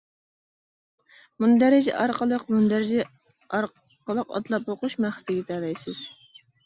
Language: Uyghur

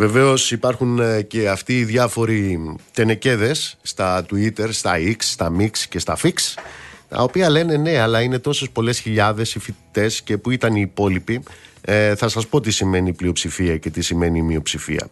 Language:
Greek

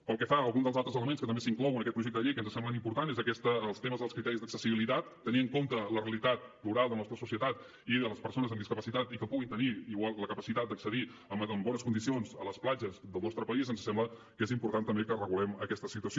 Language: Catalan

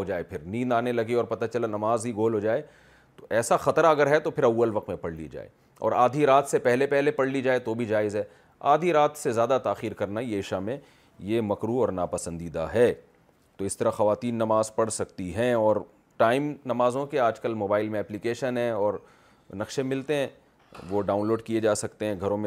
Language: Urdu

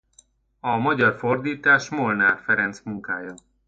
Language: Hungarian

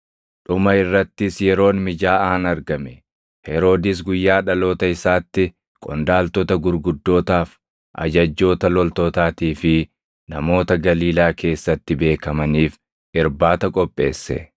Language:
Oromo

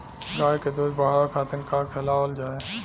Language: Bhojpuri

